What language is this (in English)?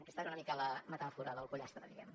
Catalan